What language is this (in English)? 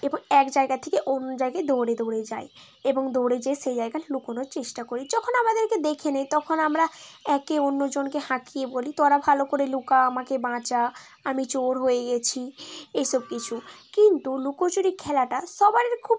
Bangla